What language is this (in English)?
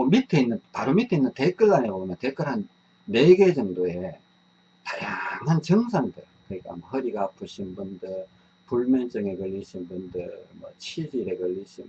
Korean